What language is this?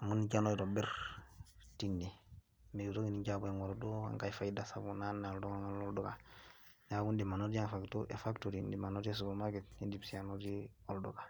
Masai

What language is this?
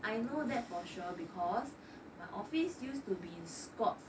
English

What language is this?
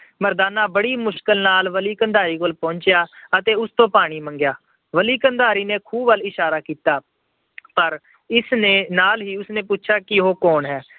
Punjabi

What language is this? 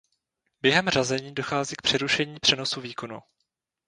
Czech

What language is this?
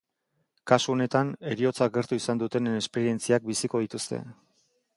Basque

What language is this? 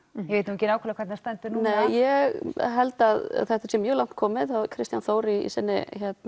Icelandic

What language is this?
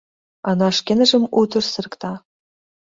Mari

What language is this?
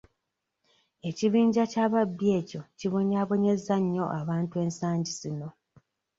Ganda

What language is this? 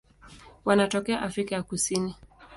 Swahili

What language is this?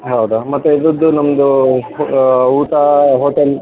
Kannada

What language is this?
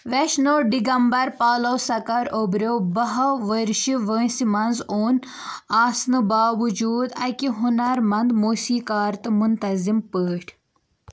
Kashmiri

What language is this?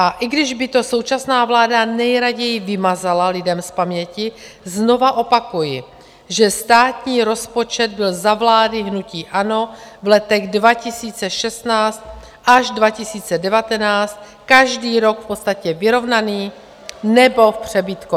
Czech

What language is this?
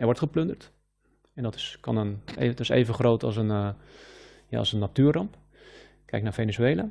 Dutch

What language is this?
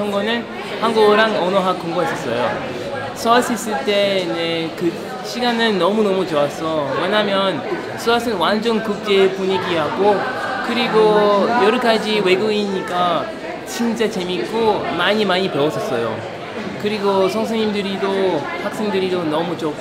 Korean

